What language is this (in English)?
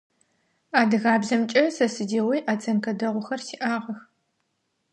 Adyghe